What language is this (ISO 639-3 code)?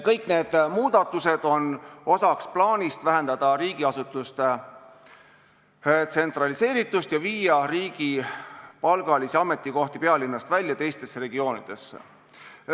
est